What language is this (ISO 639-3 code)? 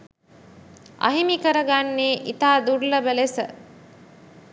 sin